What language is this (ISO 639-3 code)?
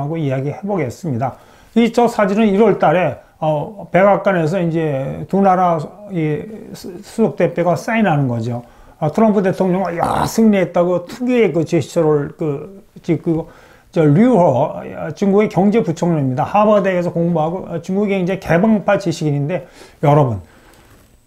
kor